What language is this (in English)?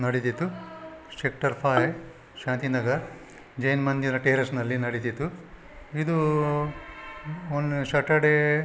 Kannada